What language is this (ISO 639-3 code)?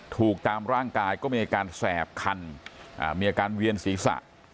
tha